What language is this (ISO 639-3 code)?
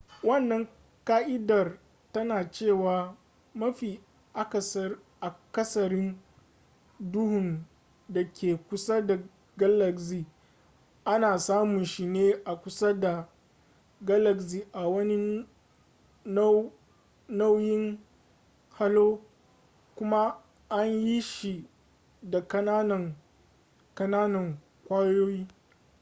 hau